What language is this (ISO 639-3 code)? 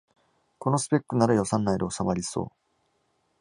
jpn